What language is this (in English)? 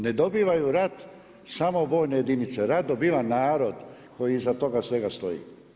Croatian